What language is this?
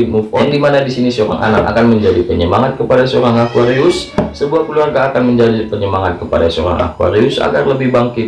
Indonesian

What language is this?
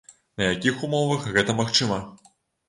Belarusian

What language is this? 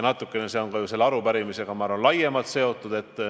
Estonian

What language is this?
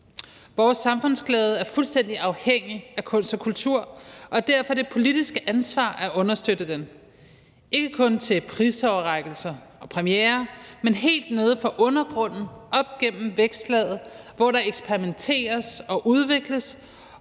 Danish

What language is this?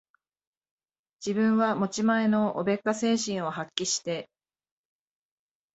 Japanese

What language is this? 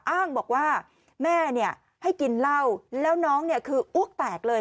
Thai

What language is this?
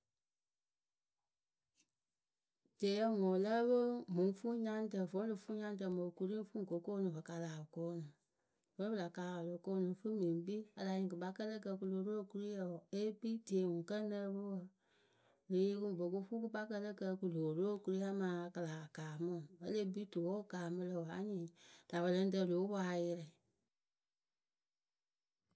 Akebu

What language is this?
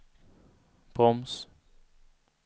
Swedish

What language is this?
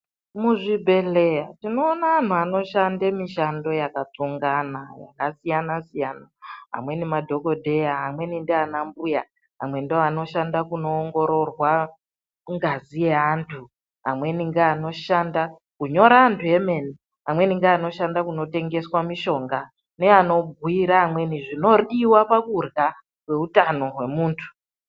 Ndau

